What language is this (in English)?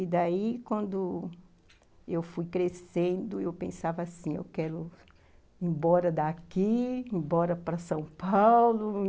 Portuguese